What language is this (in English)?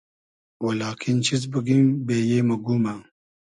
Hazaragi